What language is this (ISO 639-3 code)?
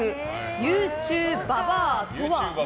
jpn